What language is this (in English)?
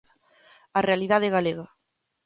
Galician